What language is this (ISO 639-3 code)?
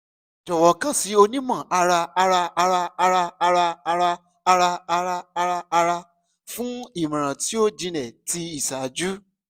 yor